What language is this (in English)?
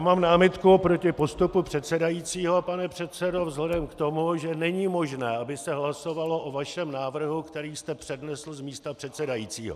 Czech